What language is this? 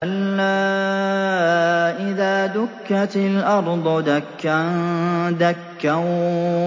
Arabic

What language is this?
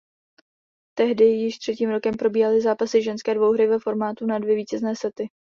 Czech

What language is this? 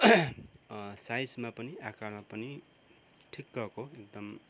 Nepali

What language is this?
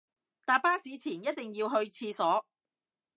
Cantonese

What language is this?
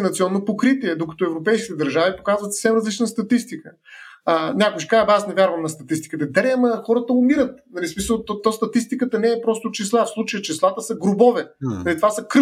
Bulgarian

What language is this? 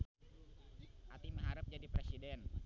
Sundanese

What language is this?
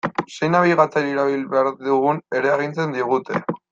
Basque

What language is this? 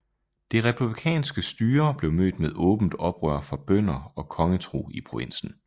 Danish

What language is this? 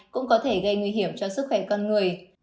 Vietnamese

